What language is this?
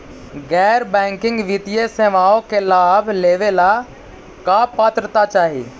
Magahi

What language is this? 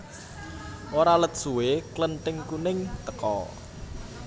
Javanese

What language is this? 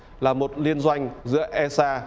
Vietnamese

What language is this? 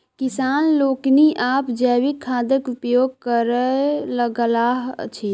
Maithili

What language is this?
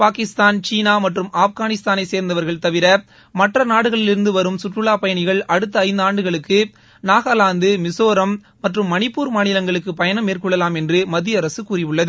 Tamil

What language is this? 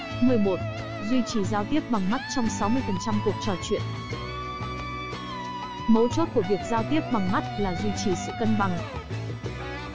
Vietnamese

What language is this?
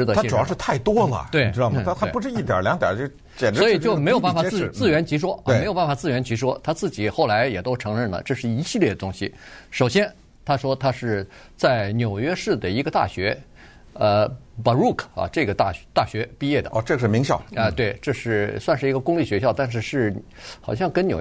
Chinese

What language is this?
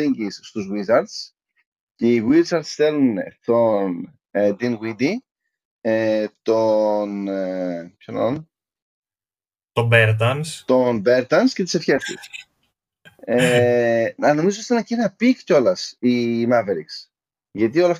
Greek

